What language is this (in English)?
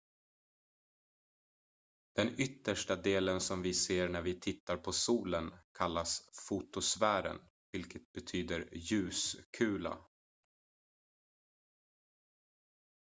Swedish